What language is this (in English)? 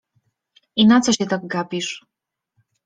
Polish